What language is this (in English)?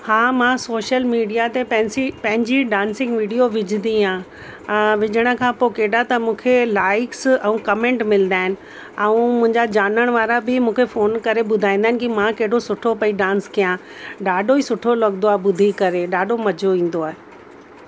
Sindhi